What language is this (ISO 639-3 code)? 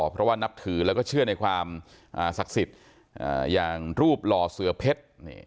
tha